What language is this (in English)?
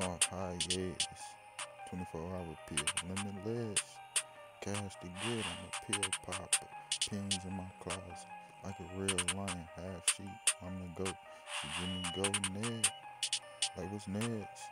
English